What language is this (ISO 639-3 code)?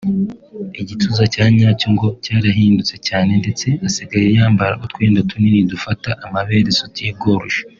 kin